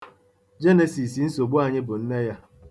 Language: Igbo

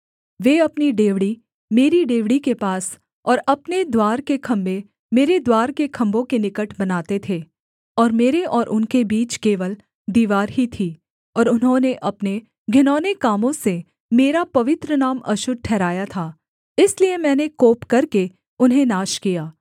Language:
Hindi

